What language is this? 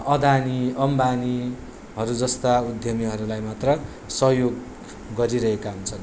Nepali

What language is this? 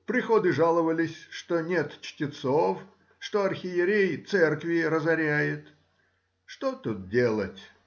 Russian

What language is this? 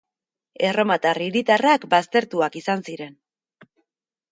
Basque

